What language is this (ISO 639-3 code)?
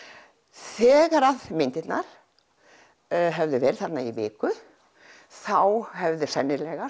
isl